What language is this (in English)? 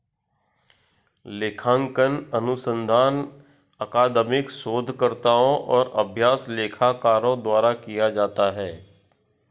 Hindi